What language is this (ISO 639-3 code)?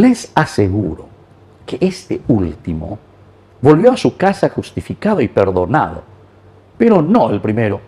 spa